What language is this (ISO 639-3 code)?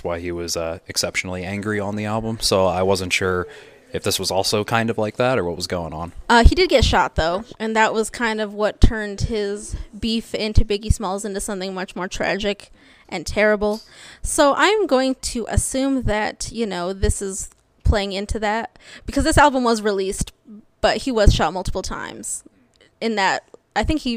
eng